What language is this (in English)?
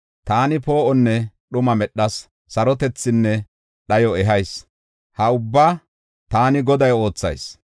Gofa